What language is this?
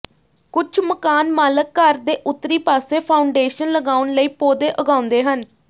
Punjabi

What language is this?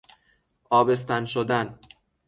Persian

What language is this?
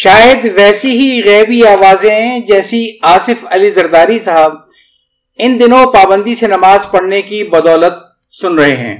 Urdu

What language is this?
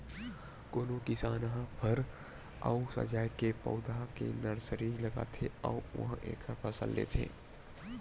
Chhattisgarhi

